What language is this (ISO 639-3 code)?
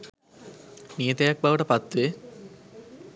sin